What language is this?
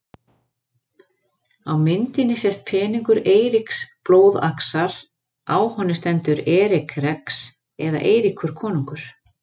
Icelandic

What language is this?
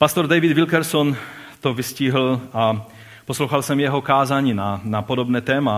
Czech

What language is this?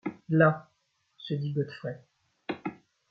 French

